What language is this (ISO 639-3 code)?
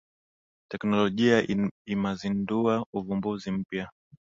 swa